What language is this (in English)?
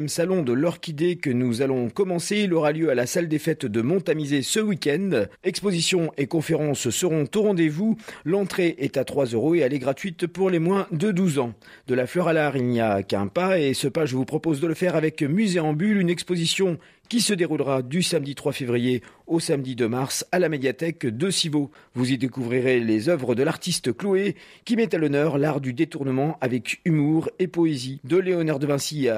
French